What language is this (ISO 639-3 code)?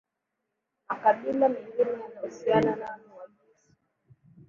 swa